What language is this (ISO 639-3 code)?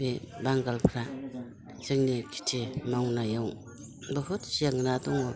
brx